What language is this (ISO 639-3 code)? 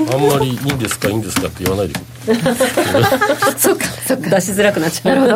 jpn